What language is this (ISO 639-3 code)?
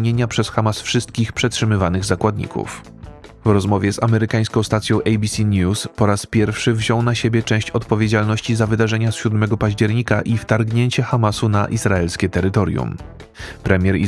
pol